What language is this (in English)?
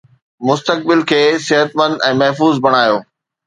Sindhi